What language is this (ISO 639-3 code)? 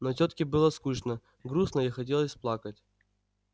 rus